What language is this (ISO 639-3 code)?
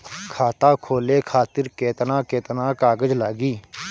bho